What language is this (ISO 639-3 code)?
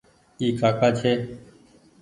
gig